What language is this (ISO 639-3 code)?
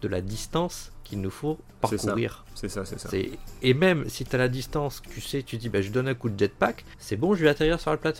fra